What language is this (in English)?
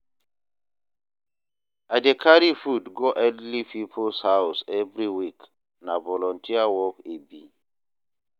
Nigerian Pidgin